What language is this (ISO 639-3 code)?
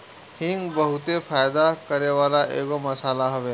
bho